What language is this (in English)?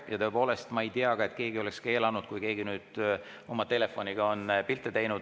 Estonian